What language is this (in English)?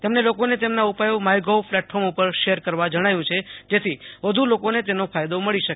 Gujarati